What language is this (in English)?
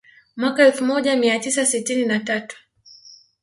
Swahili